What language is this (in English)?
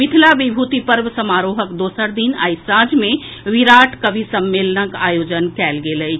Maithili